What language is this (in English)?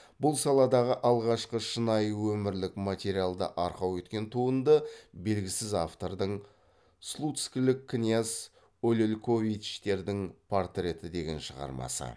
Kazakh